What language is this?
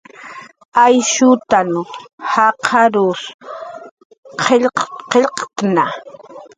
Jaqaru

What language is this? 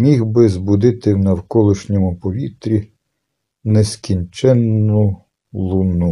Ukrainian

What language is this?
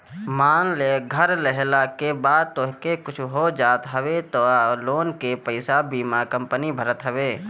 Bhojpuri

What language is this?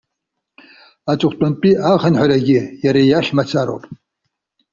Abkhazian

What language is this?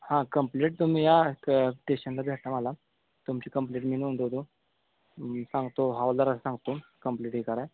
Marathi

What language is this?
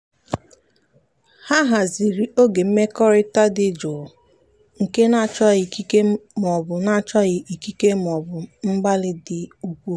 Igbo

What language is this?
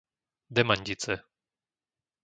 Slovak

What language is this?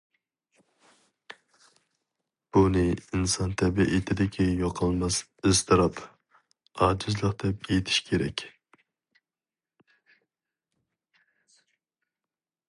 Uyghur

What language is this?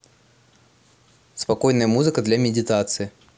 Russian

